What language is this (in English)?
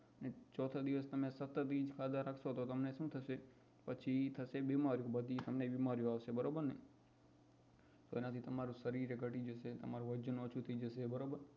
Gujarati